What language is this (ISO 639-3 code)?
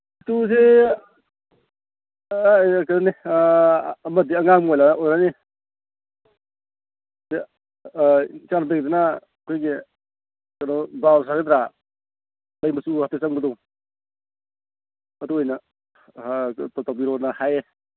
mni